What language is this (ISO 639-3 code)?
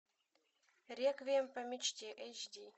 rus